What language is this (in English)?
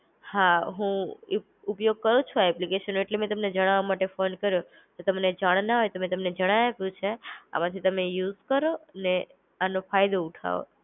Gujarati